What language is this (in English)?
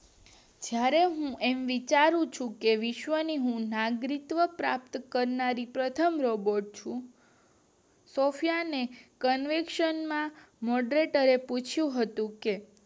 Gujarati